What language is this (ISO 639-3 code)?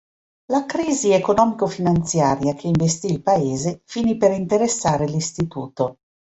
ita